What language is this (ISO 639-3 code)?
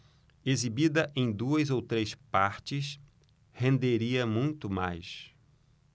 por